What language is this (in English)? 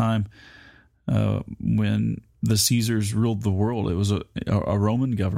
English